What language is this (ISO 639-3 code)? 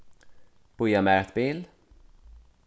fao